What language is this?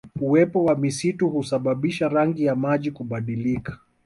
Swahili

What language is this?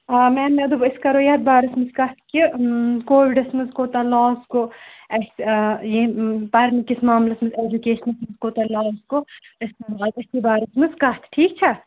Kashmiri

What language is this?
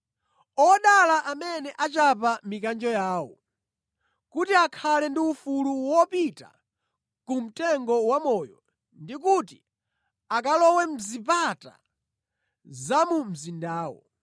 Nyanja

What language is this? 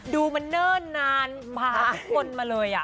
Thai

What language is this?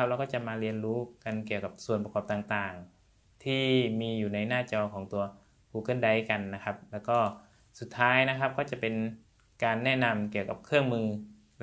Thai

